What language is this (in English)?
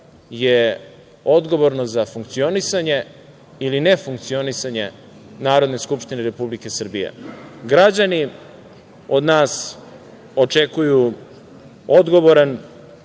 Serbian